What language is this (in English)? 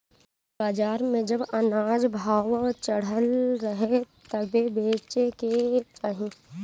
Bhojpuri